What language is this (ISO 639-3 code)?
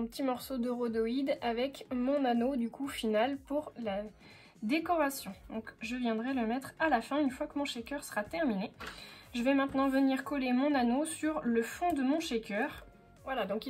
fra